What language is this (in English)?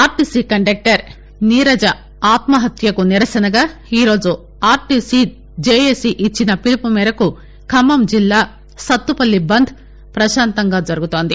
Telugu